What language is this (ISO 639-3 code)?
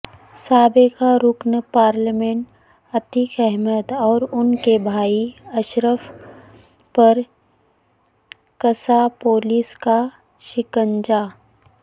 urd